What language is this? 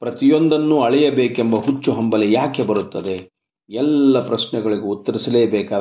Kannada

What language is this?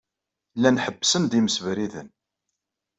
Kabyle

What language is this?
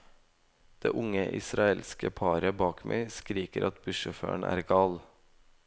Norwegian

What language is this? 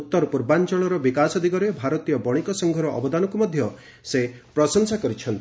Odia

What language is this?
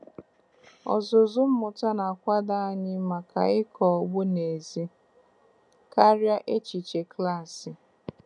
Igbo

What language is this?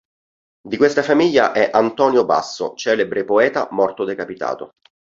Italian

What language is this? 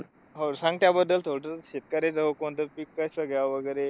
Marathi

